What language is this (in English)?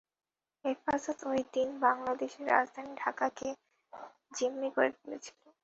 Bangla